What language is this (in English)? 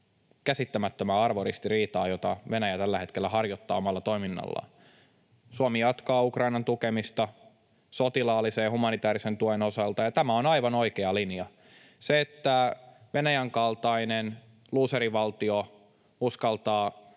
Finnish